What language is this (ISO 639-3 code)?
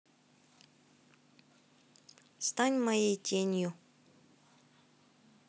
rus